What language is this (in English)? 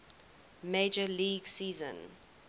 English